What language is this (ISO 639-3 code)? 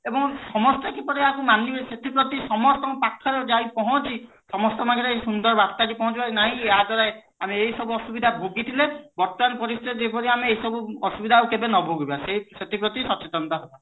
ori